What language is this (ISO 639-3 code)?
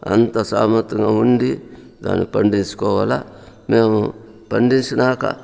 tel